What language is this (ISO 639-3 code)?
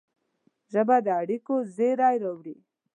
pus